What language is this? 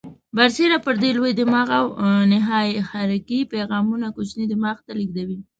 Pashto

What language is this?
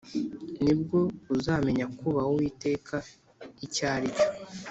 Kinyarwanda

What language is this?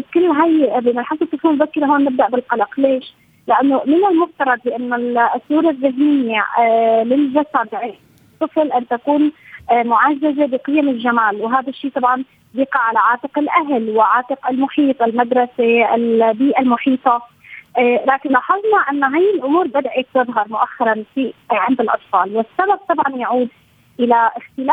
Arabic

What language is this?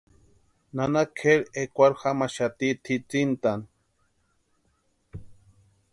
Western Highland Purepecha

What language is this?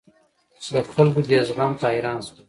Pashto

